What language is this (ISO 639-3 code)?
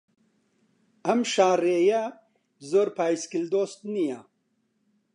ckb